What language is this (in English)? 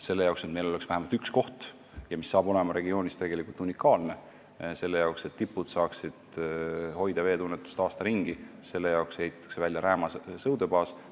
Estonian